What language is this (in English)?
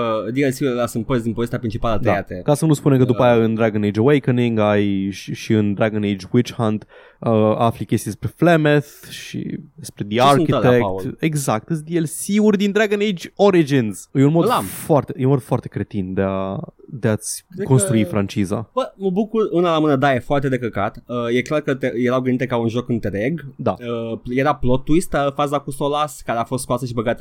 Romanian